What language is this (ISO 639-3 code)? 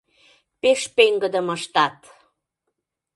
chm